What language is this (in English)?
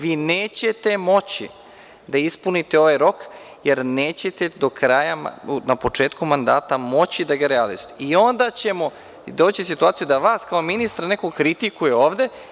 Serbian